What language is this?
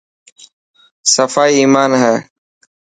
Dhatki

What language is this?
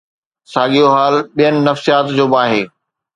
Sindhi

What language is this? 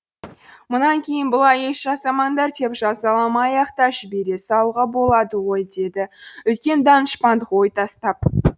Kazakh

